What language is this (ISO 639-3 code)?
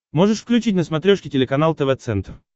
rus